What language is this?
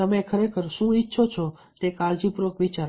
Gujarati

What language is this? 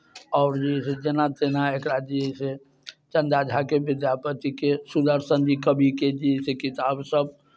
Maithili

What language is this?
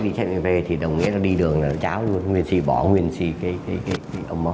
Vietnamese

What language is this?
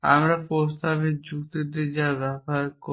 Bangla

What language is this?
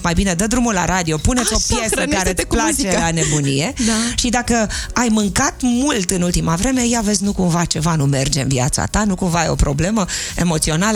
Romanian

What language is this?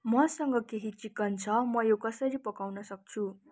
Nepali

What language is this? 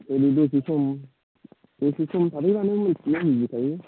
Bodo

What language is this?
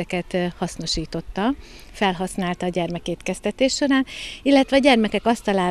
Hungarian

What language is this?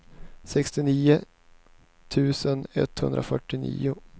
Swedish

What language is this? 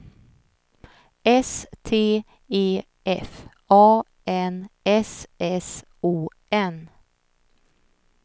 Swedish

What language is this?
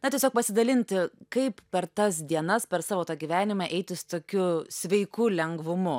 Lithuanian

